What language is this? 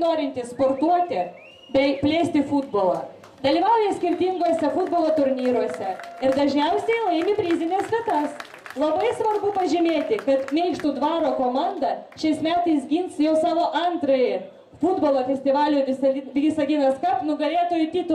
Lithuanian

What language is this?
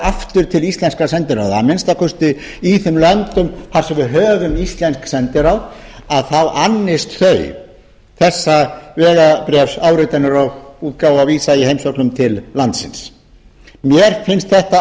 Icelandic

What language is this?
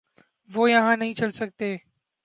Urdu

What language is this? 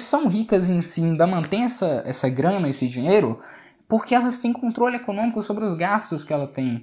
Portuguese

